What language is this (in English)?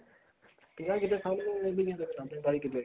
Punjabi